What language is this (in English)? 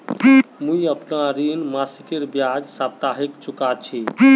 Magahi